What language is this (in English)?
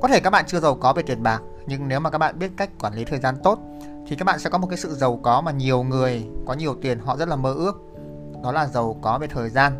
Vietnamese